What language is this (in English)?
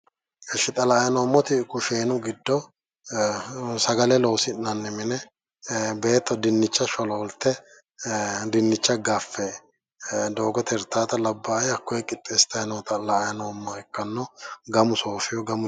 Sidamo